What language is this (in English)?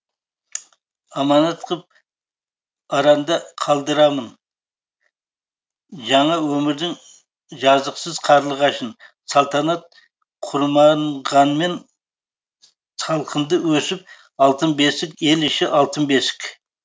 Kazakh